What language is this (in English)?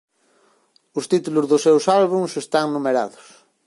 Galician